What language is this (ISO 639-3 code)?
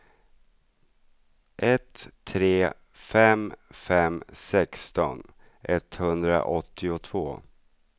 swe